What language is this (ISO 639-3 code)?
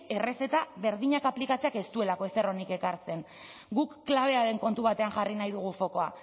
eus